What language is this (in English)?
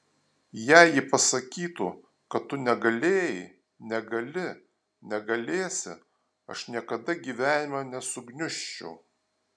Lithuanian